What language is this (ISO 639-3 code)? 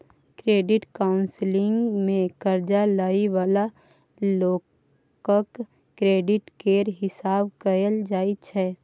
mai